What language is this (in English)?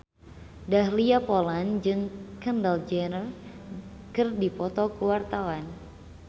Sundanese